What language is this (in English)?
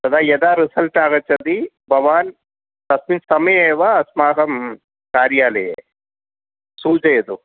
Sanskrit